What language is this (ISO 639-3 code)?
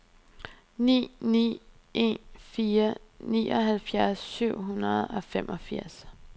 dan